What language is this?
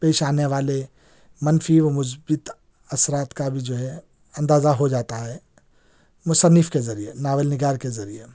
Urdu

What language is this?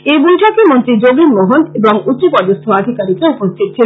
Bangla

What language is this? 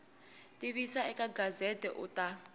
Tsonga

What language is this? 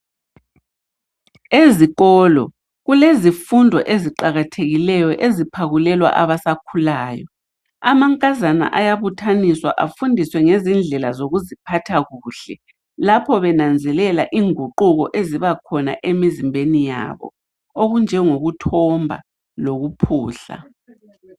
North Ndebele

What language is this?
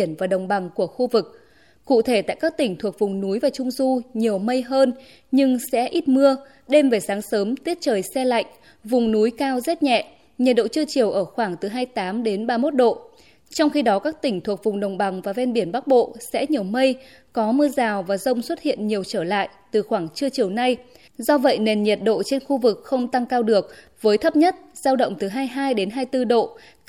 Vietnamese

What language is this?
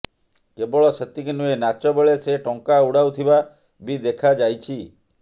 Odia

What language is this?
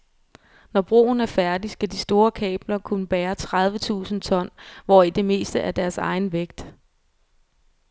Danish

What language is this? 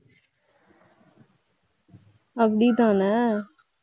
Tamil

